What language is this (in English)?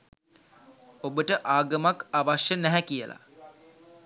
Sinhala